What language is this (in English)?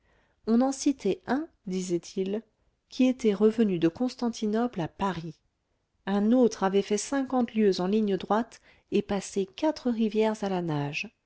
French